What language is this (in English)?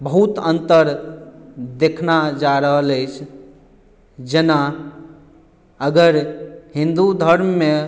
Maithili